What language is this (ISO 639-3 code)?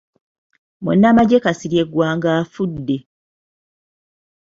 lug